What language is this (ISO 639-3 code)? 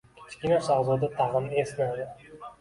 uzb